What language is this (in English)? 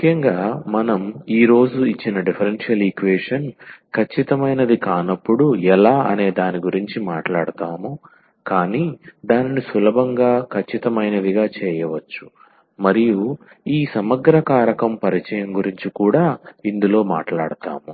Telugu